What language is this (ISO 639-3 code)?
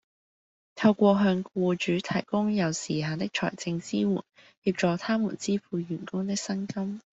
yue